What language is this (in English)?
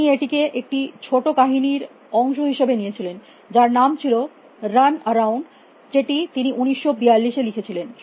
Bangla